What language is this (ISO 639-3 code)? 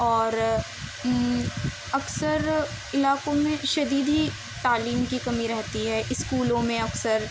urd